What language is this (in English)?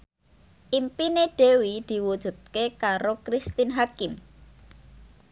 Javanese